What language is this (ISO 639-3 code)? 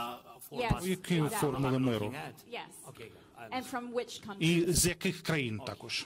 ukr